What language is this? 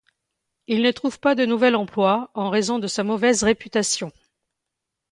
French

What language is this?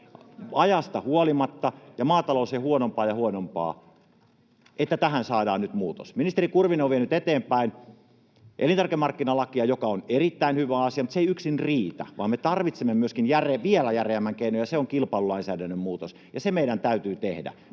Finnish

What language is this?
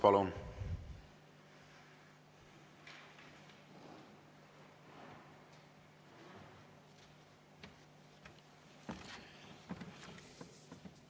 Estonian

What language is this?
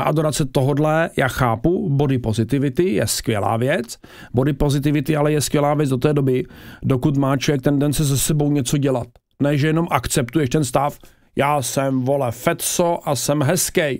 Czech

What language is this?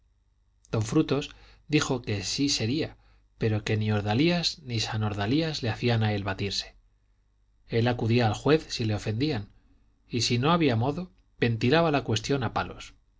Spanish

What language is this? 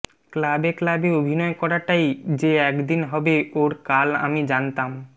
Bangla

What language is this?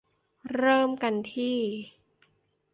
Thai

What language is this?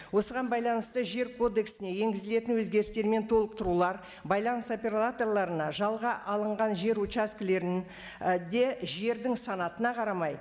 Kazakh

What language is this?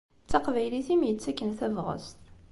Kabyle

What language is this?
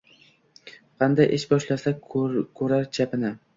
Uzbek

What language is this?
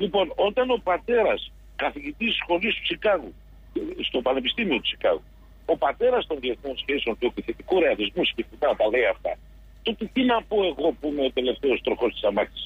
Greek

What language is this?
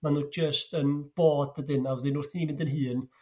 Welsh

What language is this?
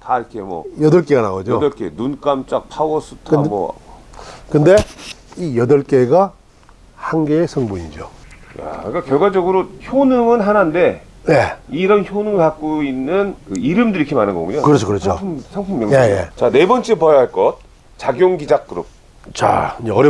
Korean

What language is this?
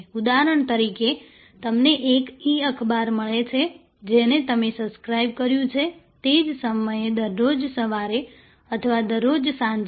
Gujarati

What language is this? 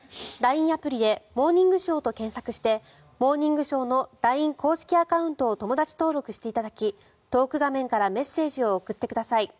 Japanese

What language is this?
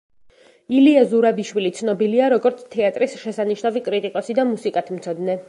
Georgian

